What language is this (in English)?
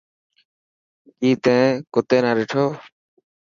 Dhatki